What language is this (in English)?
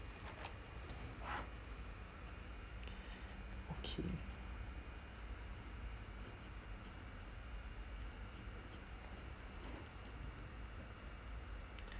English